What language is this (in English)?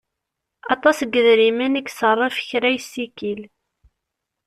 Kabyle